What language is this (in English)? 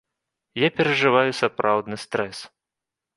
Belarusian